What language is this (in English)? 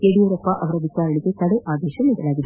Kannada